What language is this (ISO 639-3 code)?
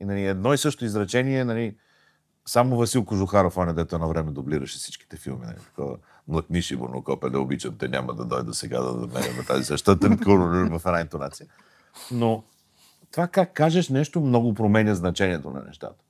bul